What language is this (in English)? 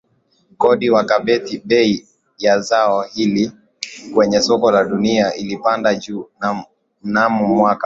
Swahili